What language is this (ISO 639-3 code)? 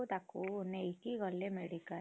ori